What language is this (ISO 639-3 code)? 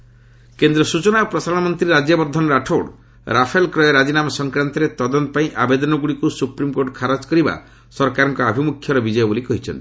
ori